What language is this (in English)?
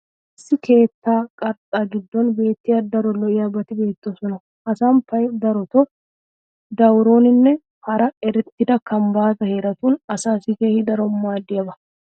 Wolaytta